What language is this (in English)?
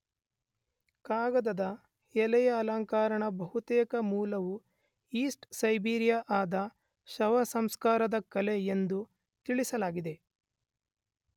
Kannada